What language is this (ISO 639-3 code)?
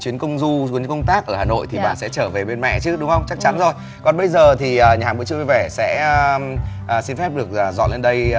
vie